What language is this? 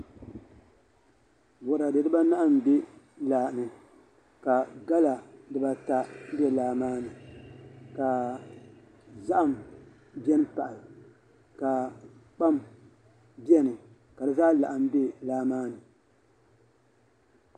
Dagbani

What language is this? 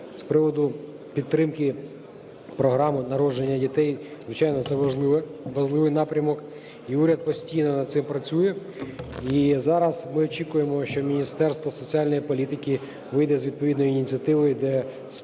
Ukrainian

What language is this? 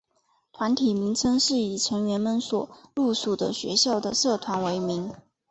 Chinese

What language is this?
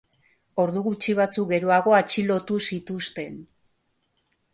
Basque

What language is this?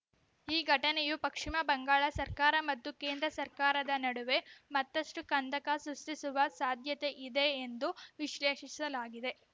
Kannada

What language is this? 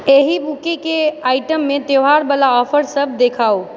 Maithili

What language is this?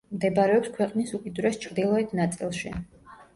Georgian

